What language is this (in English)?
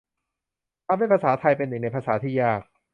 Thai